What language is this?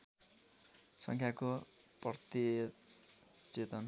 Nepali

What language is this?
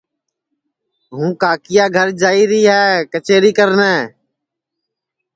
Sansi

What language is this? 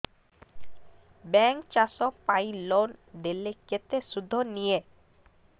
Odia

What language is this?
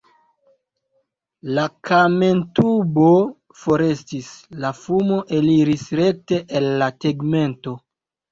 Esperanto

